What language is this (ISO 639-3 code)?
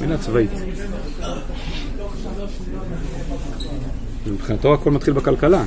heb